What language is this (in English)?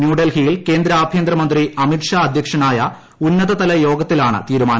Malayalam